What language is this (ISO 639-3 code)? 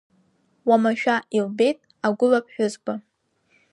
abk